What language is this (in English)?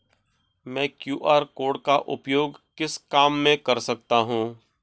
Hindi